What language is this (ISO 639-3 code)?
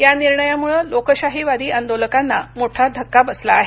mar